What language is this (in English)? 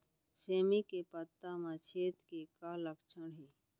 Chhattisgarhi